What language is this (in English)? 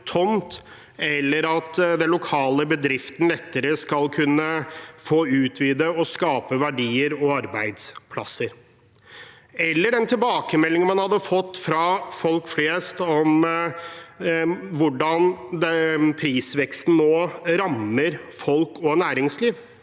Norwegian